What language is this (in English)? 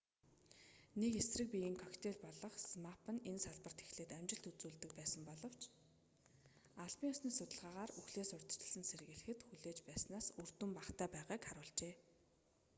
Mongolian